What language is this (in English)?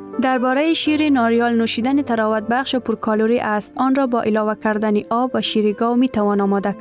Persian